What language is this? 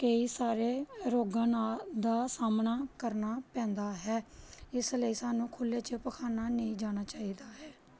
Punjabi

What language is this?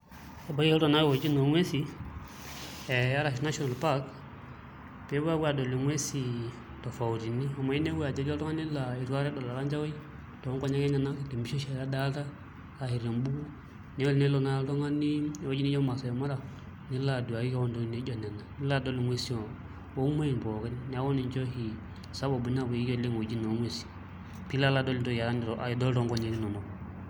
Masai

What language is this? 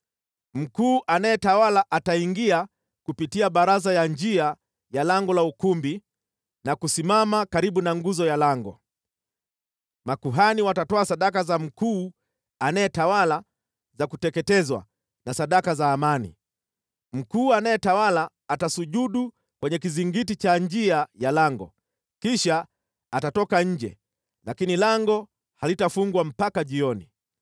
Swahili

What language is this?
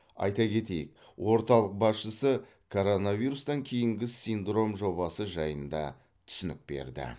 Kazakh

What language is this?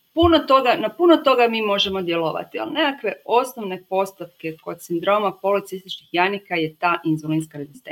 Croatian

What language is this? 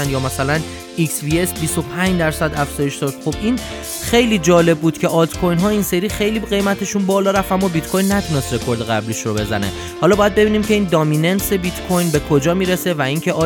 Persian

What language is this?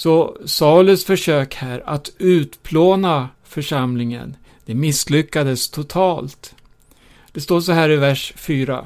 Swedish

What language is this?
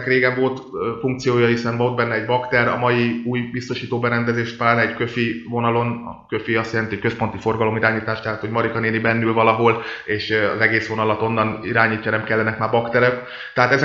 Hungarian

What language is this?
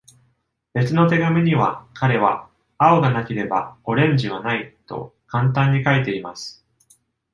Japanese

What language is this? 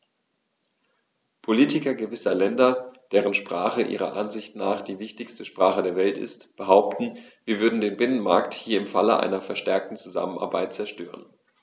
German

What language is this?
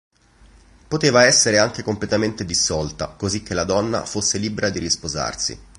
Italian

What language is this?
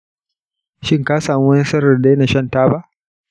Hausa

